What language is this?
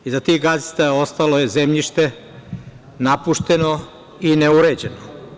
Serbian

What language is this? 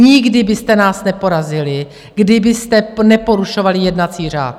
Czech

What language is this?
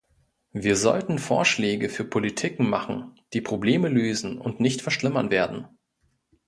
German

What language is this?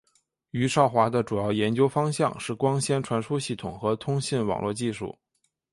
Chinese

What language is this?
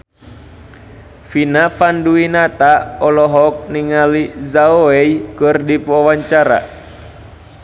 Sundanese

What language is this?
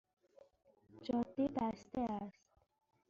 Persian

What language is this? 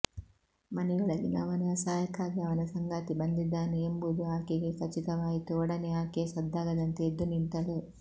Kannada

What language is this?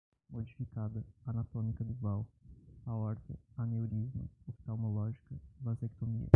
Portuguese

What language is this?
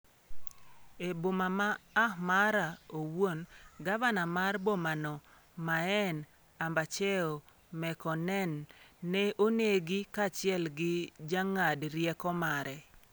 Luo (Kenya and Tanzania)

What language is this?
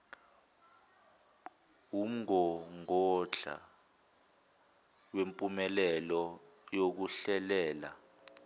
Zulu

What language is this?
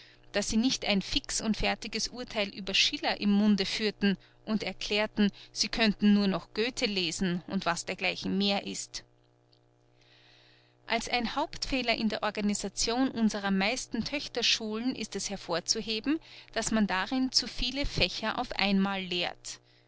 German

